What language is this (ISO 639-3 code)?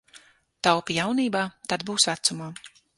lav